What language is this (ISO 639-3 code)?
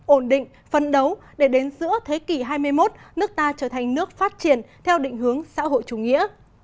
vie